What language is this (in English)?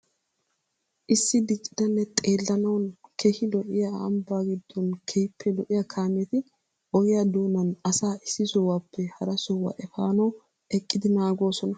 Wolaytta